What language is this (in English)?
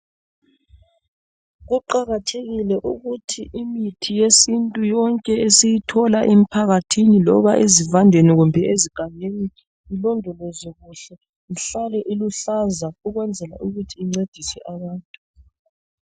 North Ndebele